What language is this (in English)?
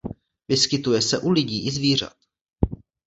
Czech